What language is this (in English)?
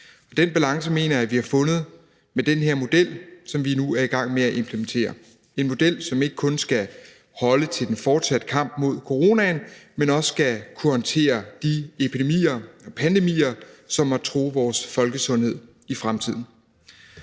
Danish